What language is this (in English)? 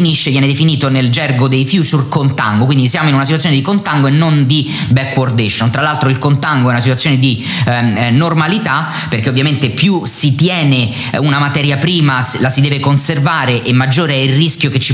Italian